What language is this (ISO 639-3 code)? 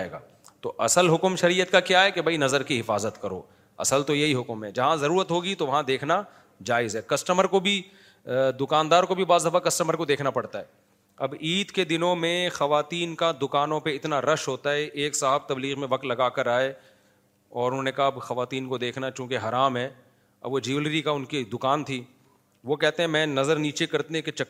urd